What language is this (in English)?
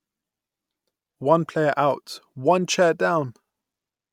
English